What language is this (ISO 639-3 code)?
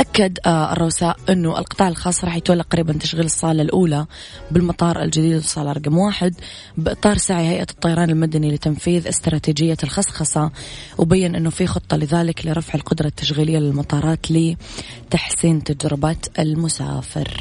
ara